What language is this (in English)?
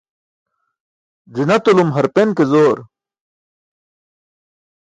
Burushaski